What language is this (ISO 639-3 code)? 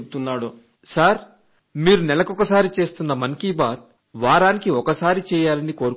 tel